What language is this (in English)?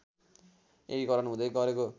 Nepali